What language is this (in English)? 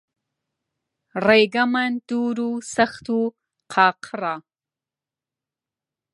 Central Kurdish